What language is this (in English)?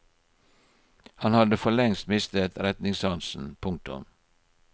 Norwegian